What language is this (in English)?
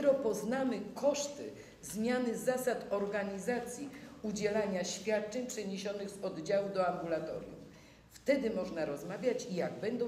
Polish